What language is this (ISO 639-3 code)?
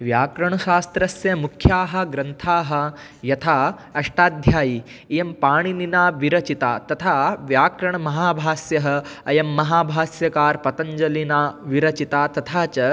san